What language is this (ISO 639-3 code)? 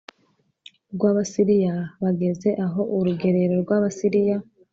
kin